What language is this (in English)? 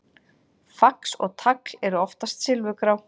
Icelandic